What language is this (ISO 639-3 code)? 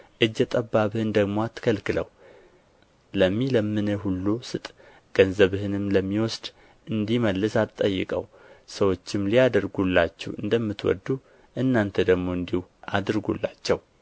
amh